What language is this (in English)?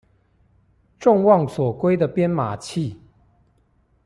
Chinese